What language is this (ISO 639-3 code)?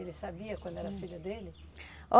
por